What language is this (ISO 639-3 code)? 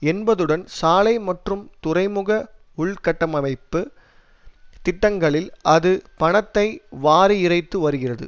tam